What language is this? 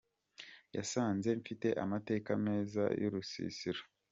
Kinyarwanda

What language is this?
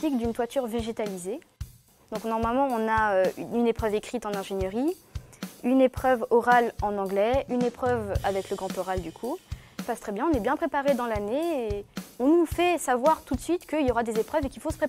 French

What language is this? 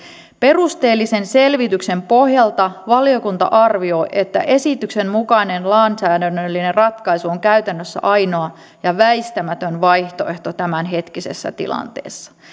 Finnish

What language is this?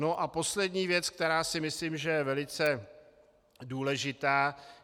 Czech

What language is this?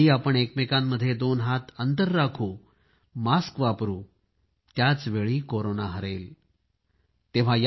Marathi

